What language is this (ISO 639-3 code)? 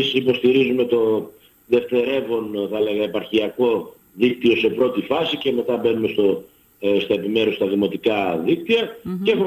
ell